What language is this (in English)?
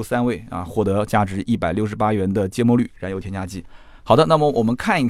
Chinese